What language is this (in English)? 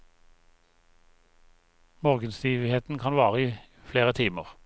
Norwegian